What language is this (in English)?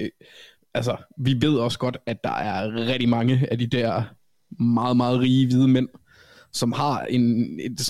Danish